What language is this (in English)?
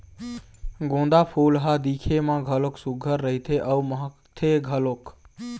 Chhattisgarhi